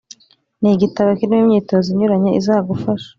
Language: Kinyarwanda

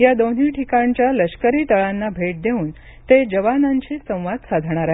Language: Marathi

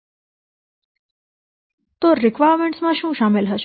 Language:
Gujarati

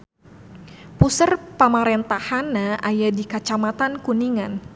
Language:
Sundanese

